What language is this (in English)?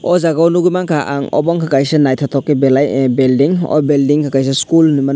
Kok Borok